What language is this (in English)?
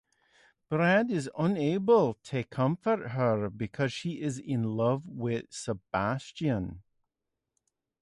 English